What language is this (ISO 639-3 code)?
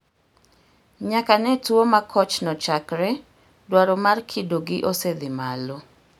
luo